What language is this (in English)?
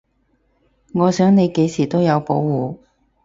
Cantonese